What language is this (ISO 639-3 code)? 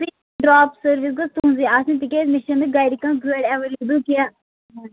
kas